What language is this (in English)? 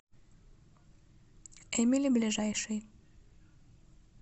Russian